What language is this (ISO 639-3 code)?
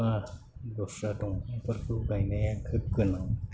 brx